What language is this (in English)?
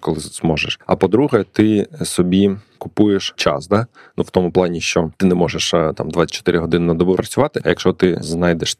Ukrainian